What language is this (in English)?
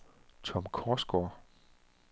Danish